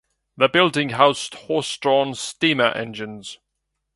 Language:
English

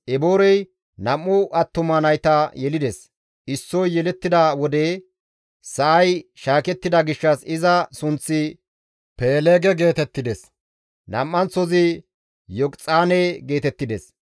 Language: Gamo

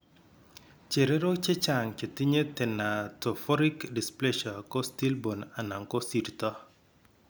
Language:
Kalenjin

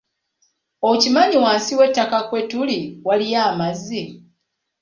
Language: Ganda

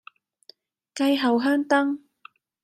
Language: Cantonese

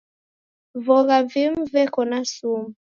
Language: Taita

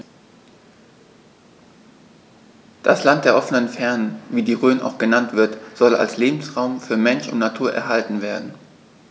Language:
German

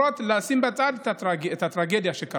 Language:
Hebrew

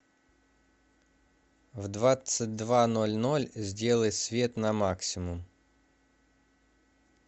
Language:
Russian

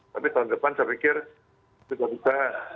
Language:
Indonesian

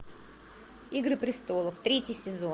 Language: Russian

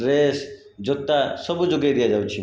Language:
Odia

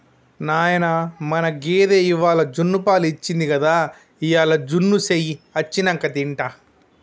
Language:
Telugu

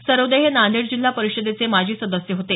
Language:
Marathi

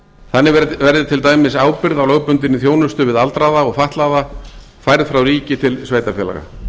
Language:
Icelandic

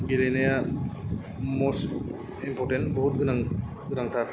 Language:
Bodo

